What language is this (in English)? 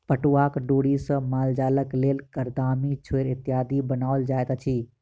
Maithili